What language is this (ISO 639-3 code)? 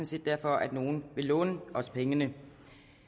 dan